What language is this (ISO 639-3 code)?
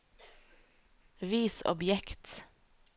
nor